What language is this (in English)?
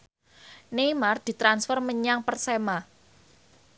Javanese